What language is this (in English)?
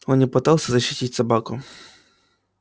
Russian